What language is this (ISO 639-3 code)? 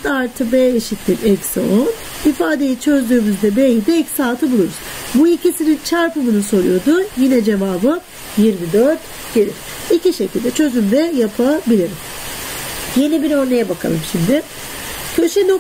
tur